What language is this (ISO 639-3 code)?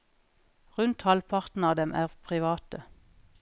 nor